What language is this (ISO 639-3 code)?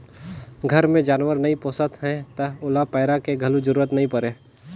hne